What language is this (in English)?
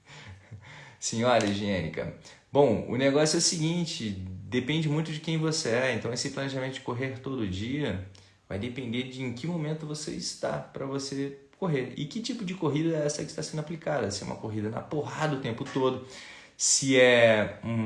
Portuguese